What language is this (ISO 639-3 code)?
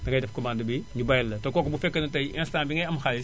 wol